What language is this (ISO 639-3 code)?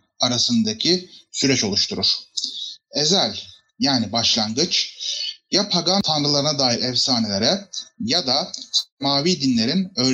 tur